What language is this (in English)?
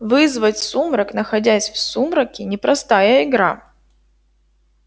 Russian